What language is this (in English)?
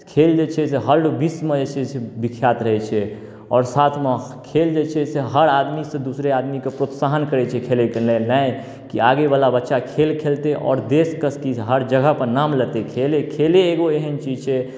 Maithili